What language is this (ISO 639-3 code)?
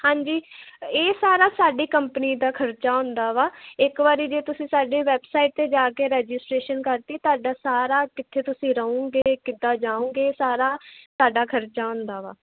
pan